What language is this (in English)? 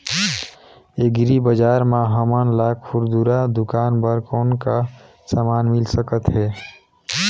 Chhattisgarhi